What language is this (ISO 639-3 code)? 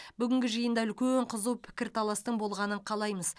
kaz